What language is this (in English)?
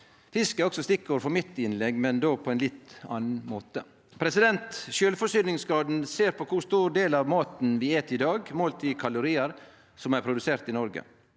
Norwegian